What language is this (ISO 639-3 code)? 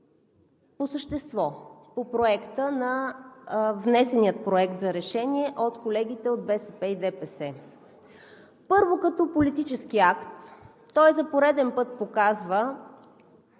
bul